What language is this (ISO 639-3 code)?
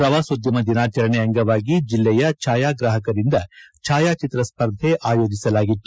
kan